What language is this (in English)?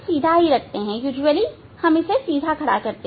Hindi